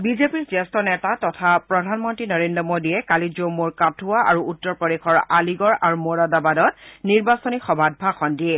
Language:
Assamese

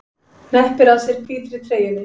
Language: Icelandic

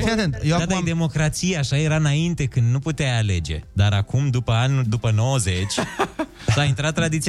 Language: Romanian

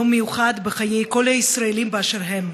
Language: Hebrew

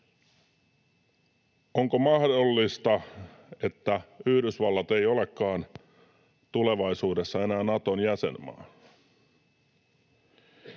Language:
Finnish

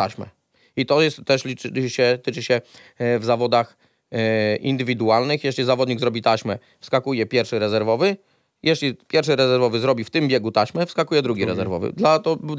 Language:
Polish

